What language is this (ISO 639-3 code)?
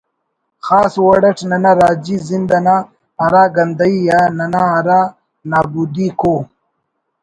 brh